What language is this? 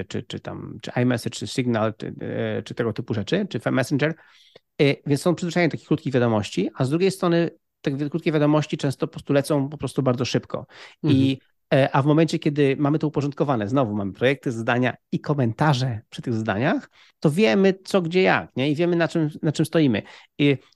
Polish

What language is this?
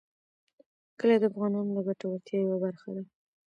Pashto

